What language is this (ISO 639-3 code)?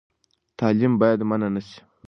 pus